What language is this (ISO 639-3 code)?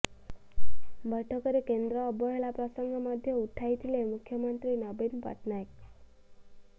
ori